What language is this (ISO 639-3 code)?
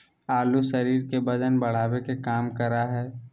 mag